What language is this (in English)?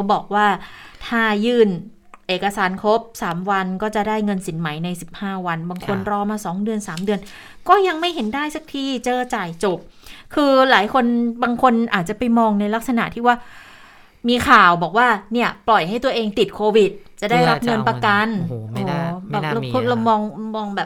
Thai